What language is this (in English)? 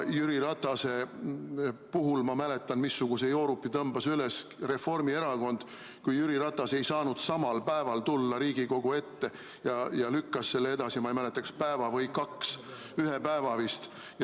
Estonian